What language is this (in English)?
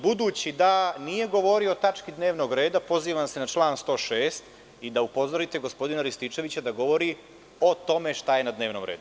Serbian